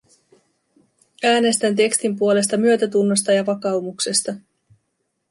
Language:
Finnish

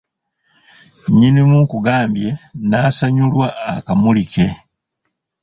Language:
Ganda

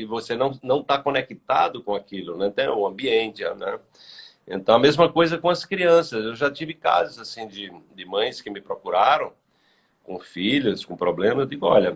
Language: Portuguese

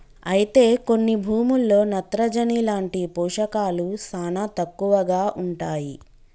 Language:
Telugu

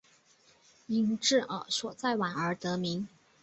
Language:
Chinese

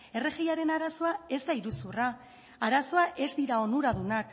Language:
Basque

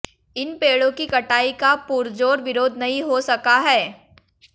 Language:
Hindi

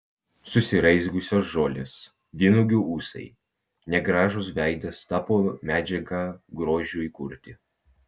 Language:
Lithuanian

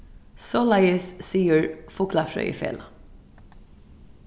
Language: Faroese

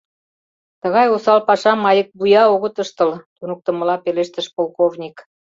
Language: Mari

